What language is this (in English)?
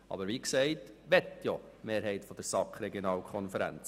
Swiss German